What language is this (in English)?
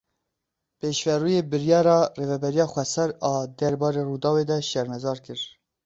Kurdish